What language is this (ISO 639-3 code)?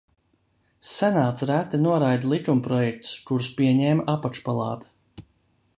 lav